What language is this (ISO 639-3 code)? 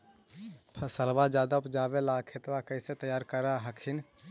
mag